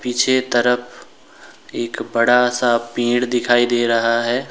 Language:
Hindi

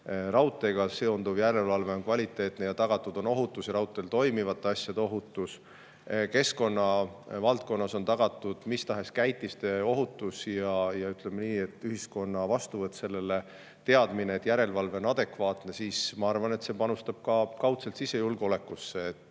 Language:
Estonian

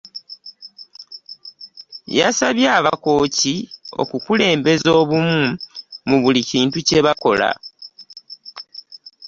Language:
Ganda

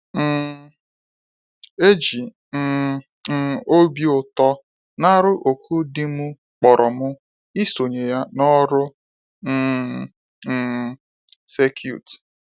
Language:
Igbo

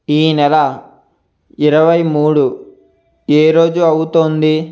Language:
Telugu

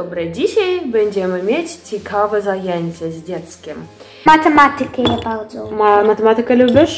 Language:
Polish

